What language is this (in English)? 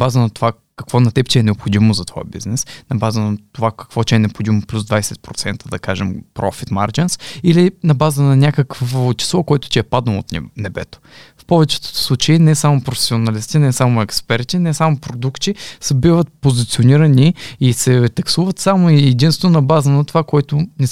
Bulgarian